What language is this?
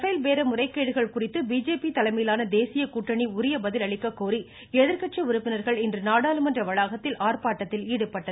Tamil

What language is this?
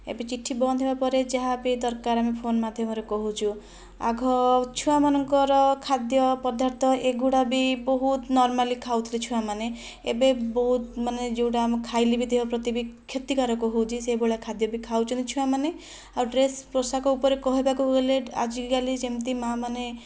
Odia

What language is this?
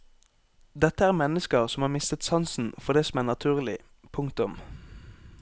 Norwegian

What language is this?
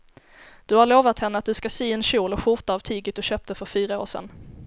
Swedish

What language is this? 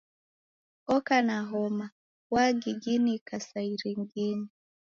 Taita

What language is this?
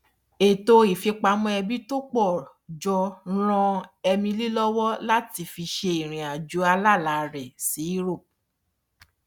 Yoruba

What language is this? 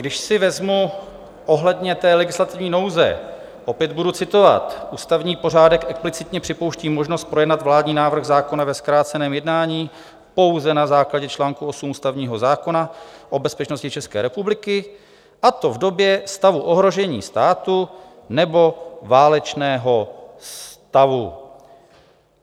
Czech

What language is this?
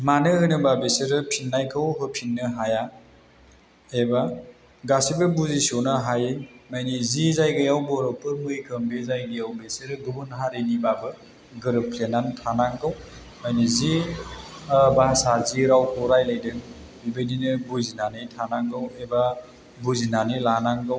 Bodo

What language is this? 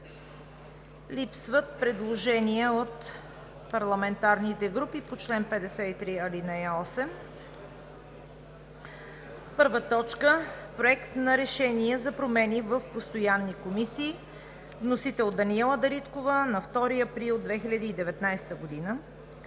Bulgarian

